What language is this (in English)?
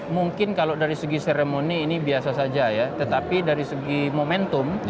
Indonesian